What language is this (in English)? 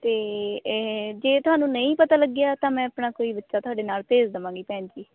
Punjabi